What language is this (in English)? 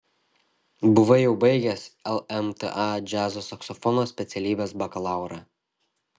Lithuanian